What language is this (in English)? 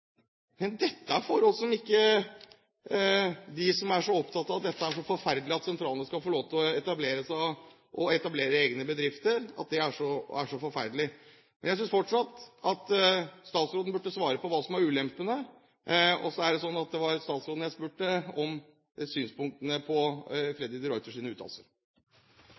Norwegian Bokmål